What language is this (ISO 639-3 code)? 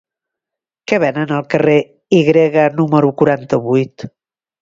cat